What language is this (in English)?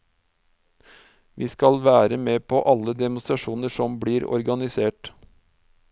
Norwegian